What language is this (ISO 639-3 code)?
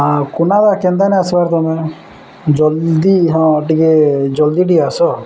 ori